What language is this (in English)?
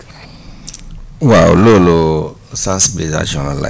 Wolof